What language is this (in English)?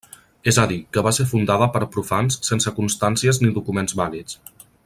Catalan